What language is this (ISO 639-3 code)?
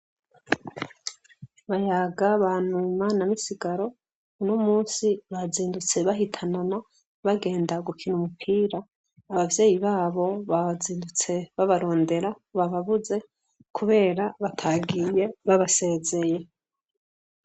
run